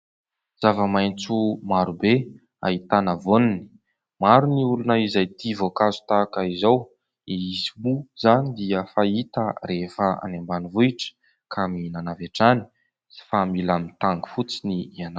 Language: Malagasy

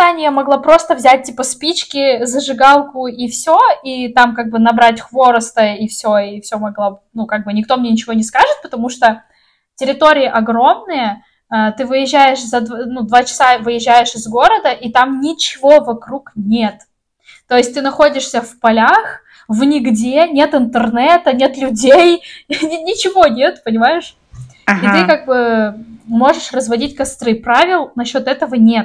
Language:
Russian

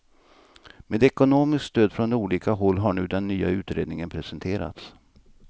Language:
Swedish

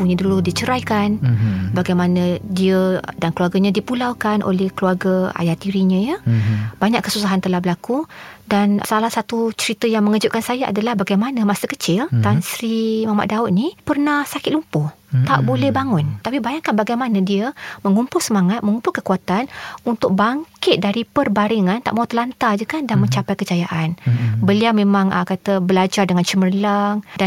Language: Malay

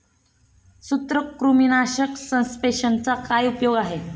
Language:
Marathi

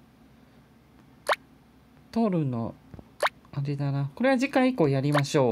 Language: Japanese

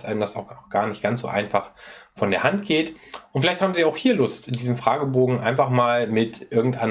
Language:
German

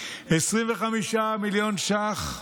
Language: Hebrew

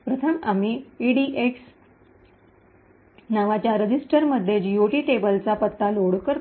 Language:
Marathi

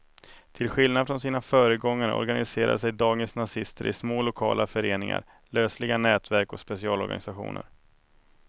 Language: Swedish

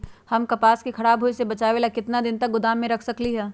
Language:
Magahi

